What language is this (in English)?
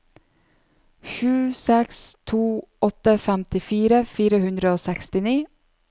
Norwegian